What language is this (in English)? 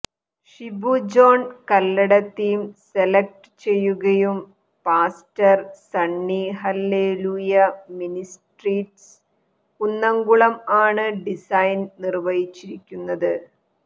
Malayalam